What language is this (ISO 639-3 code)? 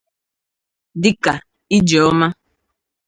ibo